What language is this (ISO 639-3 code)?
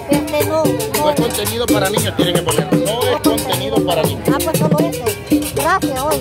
spa